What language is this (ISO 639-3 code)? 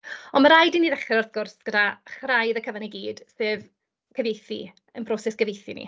cym